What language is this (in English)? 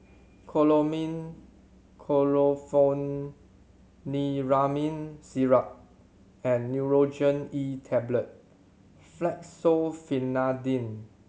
English